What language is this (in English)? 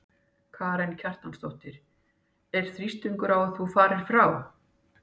Icelandic